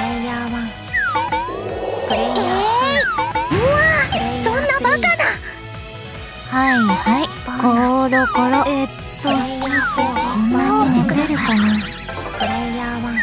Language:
Japanese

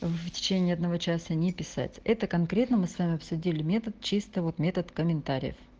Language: Russian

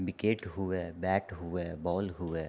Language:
Maithili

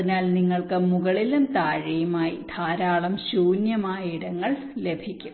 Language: Malayalam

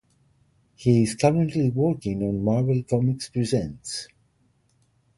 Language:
English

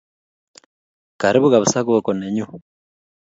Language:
Kalenjin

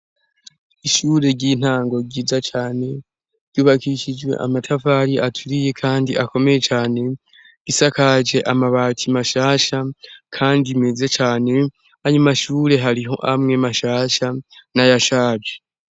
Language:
Rundi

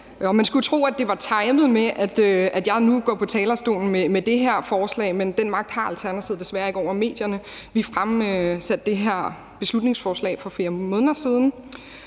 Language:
Danish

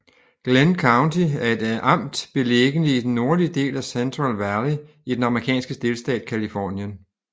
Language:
Danish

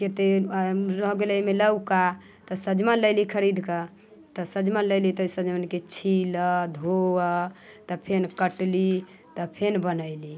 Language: Maithili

